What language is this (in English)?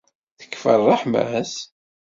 Kabyle